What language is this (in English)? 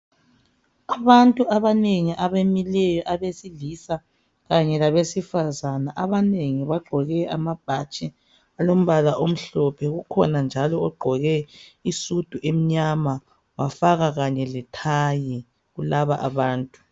North Ndebele